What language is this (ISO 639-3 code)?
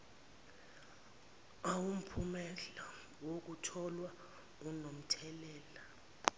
zul